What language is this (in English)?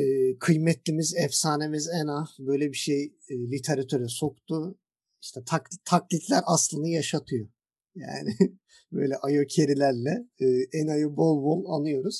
Turkish